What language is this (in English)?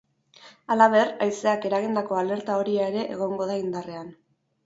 Basque